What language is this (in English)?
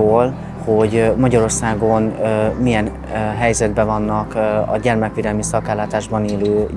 Hungarian